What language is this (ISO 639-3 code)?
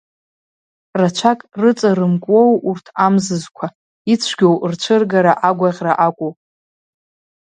abk